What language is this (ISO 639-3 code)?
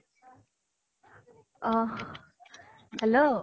asm